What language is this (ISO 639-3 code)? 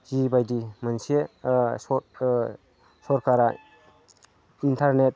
brx